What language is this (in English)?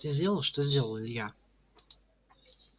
Russian